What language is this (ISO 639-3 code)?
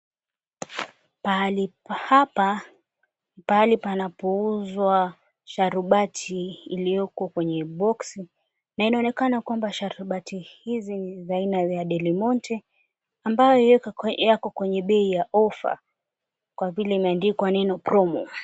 swa